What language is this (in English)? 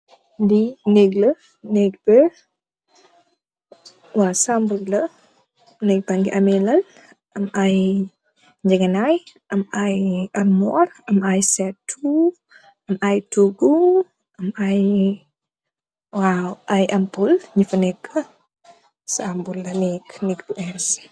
Wolof